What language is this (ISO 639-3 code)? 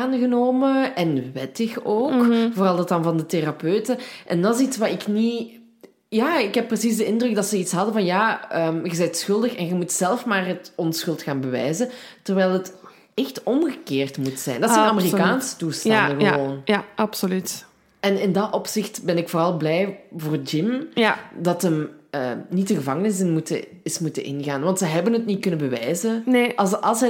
nld